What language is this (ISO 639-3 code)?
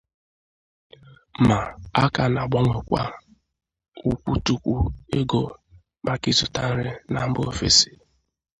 ibo